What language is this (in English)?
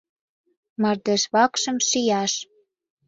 Mari